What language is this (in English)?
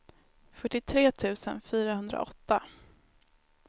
Swedish